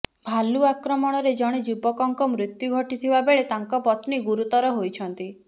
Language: Odia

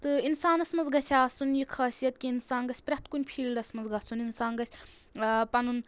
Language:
Kashmiri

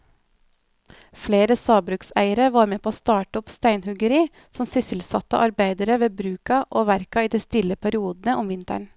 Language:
Norwegian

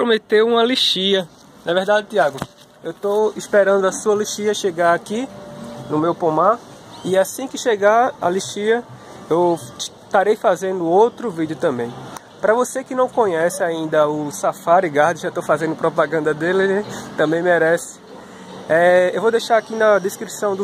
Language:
Portuguese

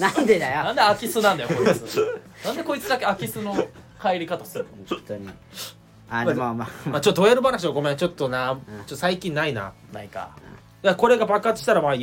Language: Japanese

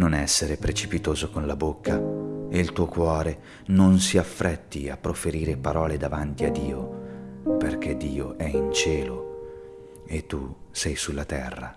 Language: Italian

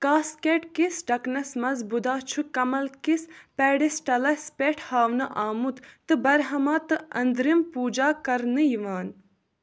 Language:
Kashmiri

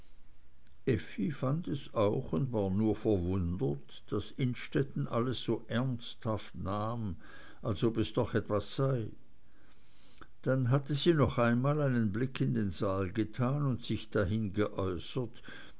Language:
German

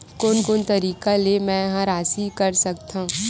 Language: Chhattisgarhi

